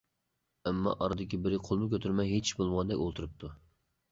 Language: Uyghur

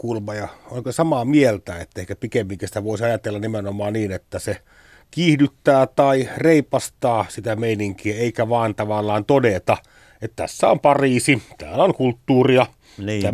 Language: Finnish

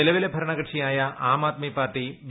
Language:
Malayalam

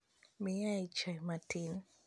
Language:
Luo (Kenya and Tanzania)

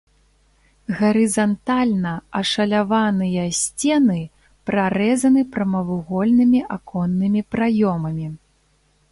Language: Belarusian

